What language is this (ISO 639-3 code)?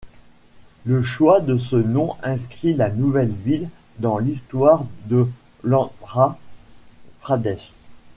fra